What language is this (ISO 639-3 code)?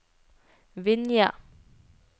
nor